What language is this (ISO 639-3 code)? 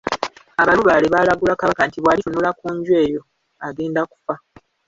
lug